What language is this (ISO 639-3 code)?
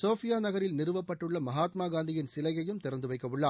tam